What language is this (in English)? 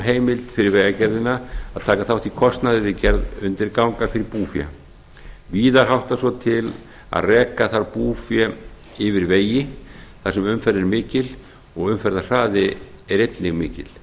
Icelandic